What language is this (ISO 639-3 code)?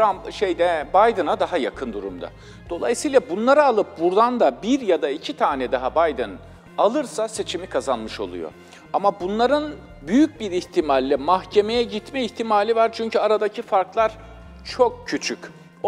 tur